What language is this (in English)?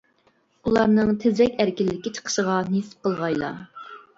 Uyghur